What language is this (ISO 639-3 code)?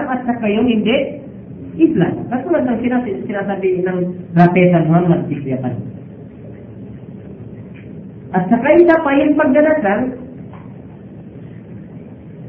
fil